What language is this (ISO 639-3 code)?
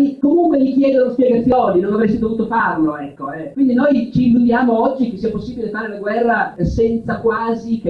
ita